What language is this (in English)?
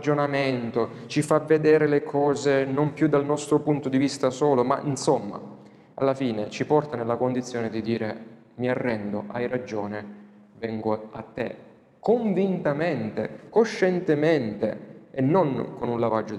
Italian